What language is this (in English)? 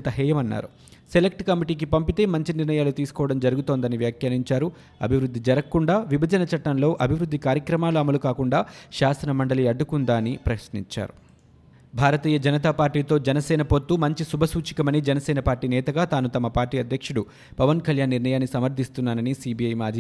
Telugu